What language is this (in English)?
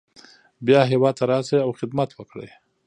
Pashto